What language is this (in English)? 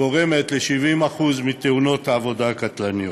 Hebrew